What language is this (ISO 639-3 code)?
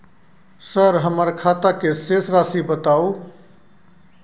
mai